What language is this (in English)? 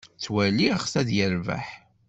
Kabyle